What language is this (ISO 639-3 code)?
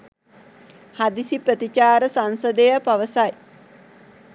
sin